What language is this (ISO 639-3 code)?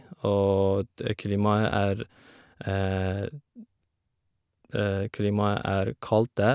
nor